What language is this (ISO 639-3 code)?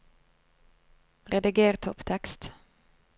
nor